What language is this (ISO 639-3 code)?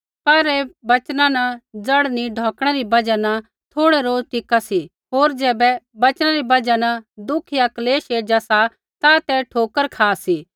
kfx